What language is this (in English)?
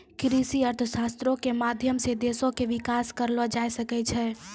Maithili